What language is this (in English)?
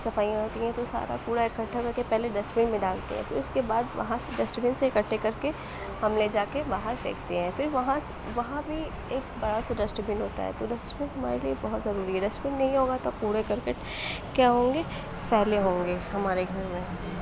Urdu